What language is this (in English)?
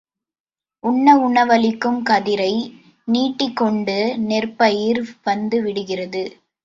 Tamil